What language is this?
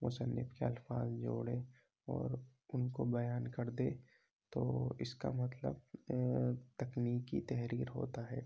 Urdu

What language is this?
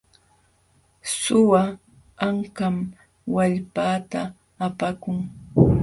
Jauja Wanca Quechua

